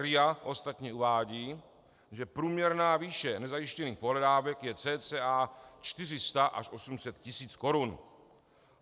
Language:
Czech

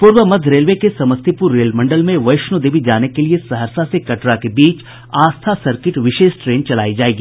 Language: Hindi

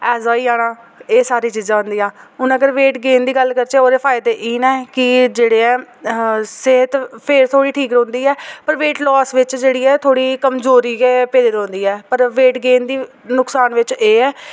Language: Dogri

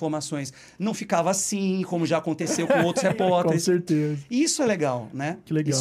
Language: Portuguese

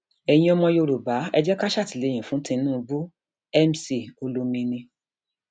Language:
Yoruba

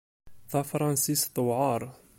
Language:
Kabyle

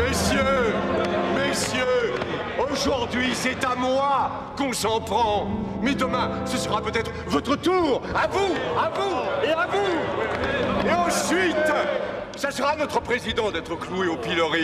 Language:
French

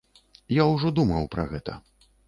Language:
Belarusian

